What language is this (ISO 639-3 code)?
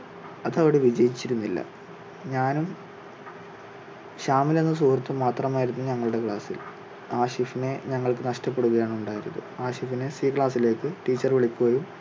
mal